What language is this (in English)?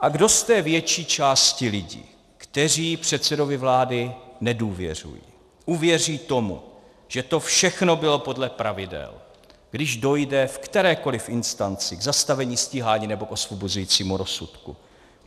Czech